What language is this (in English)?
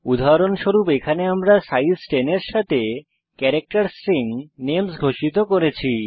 Bangla